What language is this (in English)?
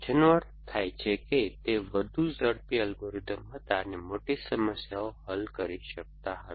Gujarati